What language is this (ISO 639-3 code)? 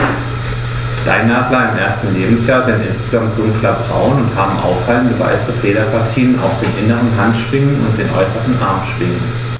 deu